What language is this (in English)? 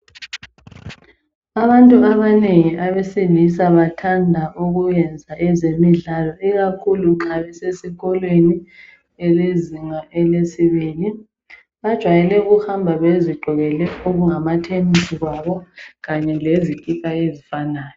North Ndebele